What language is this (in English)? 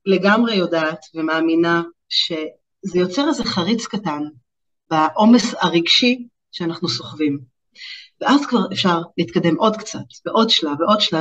Hebrew